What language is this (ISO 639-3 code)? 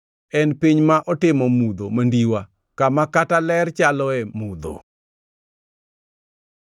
luo